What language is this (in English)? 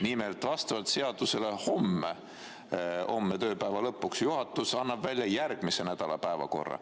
Estonian